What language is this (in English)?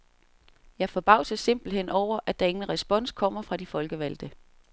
Danish